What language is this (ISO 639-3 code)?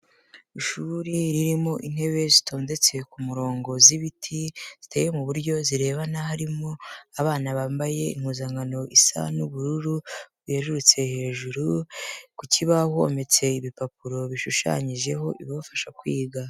kin